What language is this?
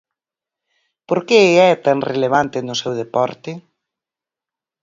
Galician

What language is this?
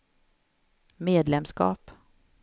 Swedish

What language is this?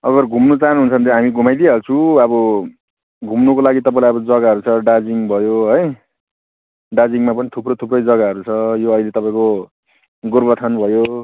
Nepali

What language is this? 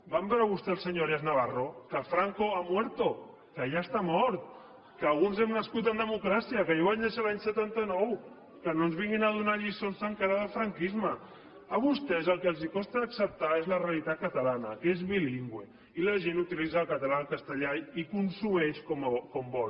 Catalan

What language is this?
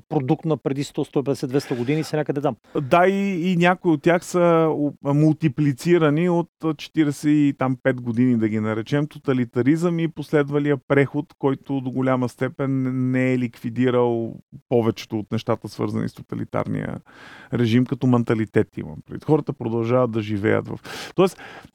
Bulgarian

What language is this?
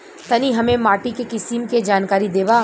Bhojpuri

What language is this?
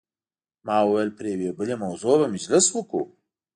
Pashto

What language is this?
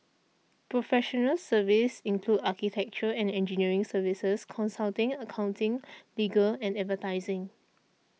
English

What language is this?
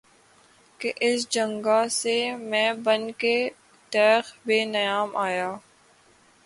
Urdu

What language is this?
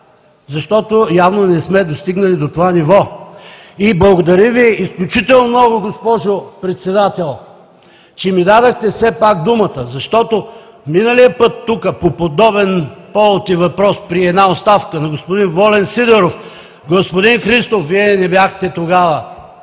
Bulgarian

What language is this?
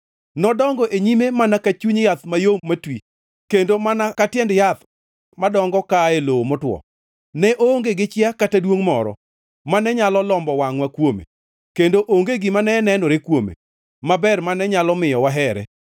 Luo (Kenya and Tanzania)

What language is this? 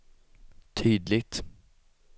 Swedish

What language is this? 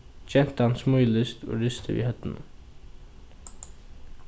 Faroese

